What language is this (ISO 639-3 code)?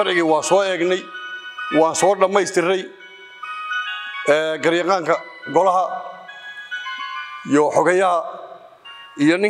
ara